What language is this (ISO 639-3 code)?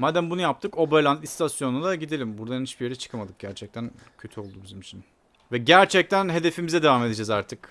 tur